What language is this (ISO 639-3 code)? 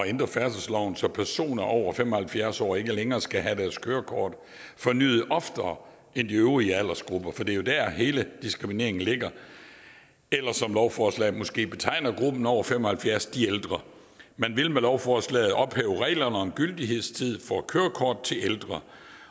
dan